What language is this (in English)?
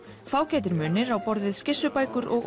Icelandic